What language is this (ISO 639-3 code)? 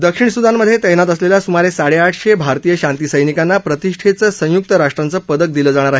mar